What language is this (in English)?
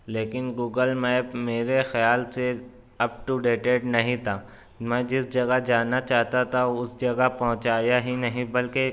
Urdu